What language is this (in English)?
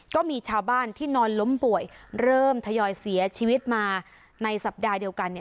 Thai